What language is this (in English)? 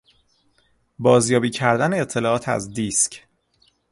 Persian